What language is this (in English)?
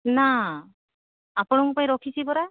Odia